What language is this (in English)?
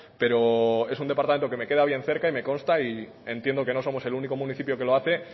Spanish